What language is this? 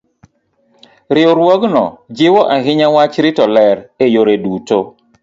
Luo (Kenya and Tanzania)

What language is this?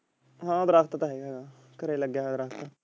Punjabi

